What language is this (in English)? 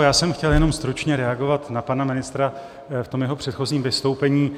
Czech